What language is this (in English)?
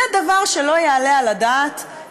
Hebrew